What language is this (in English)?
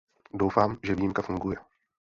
Czech